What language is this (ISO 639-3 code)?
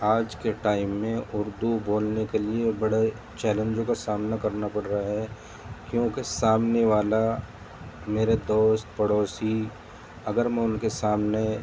urd